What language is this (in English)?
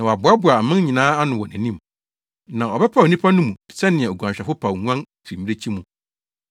Akan